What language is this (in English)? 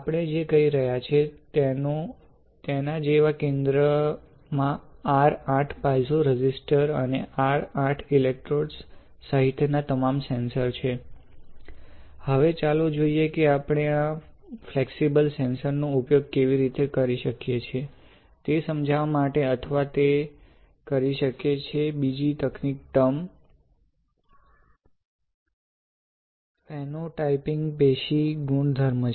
Gujarati